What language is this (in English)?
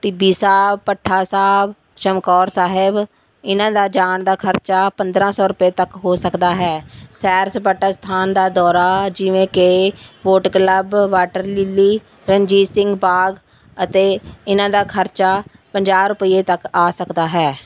Punjabi